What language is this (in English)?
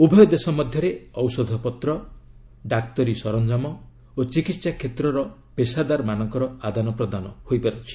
Odia